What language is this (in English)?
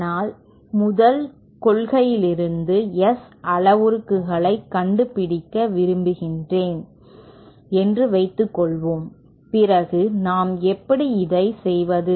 Tamil